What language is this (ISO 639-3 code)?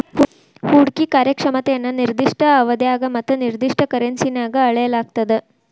kan